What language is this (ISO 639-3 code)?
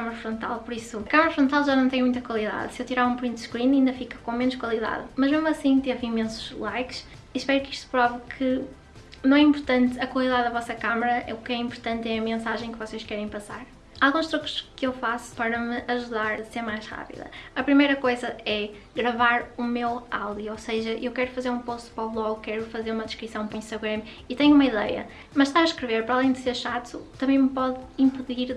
por